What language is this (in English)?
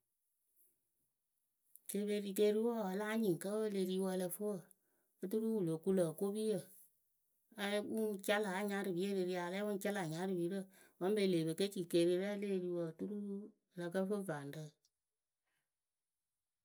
Akebu